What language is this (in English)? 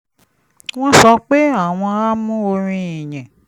Yoruba